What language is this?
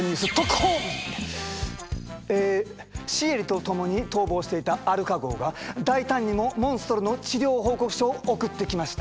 Japanese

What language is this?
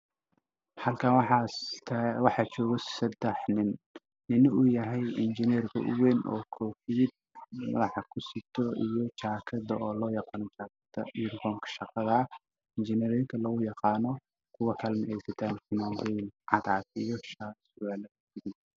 Somali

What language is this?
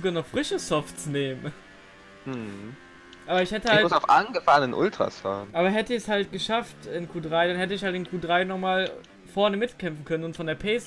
German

